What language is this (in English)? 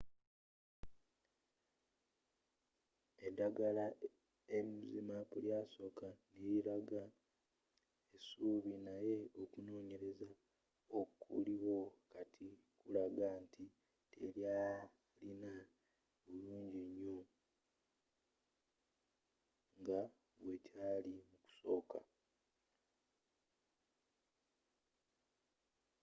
Ganda